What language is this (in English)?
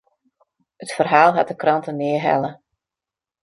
Western Frisian